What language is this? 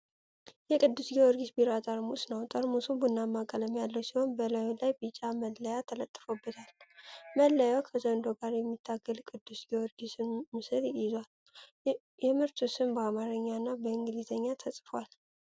Amharic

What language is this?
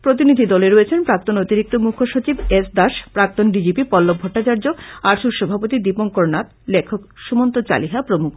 Bangla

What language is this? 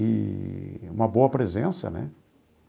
Portuguese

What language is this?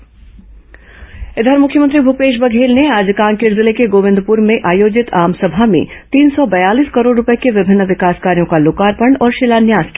Hindi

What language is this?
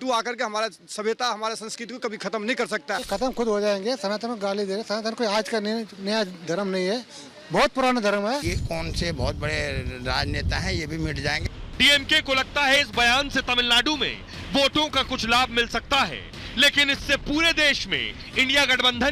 Hindi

